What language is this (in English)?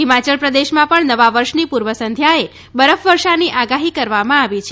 Gujarati